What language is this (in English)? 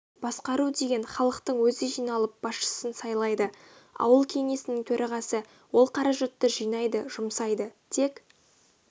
Kazakh